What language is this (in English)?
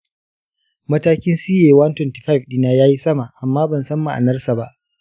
Hausa